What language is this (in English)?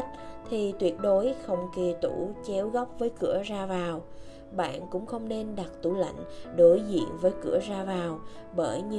Vietnamese